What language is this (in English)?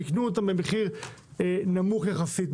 Hebrew